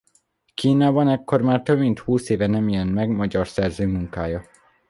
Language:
Hungarian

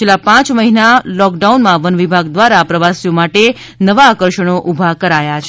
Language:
Gujarati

